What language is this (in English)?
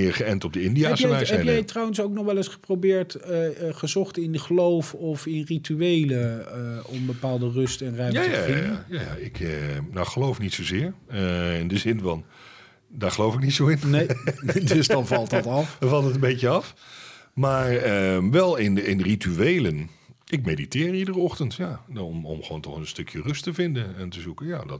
Dutch